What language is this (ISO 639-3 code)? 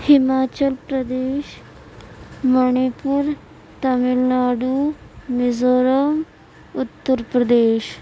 urd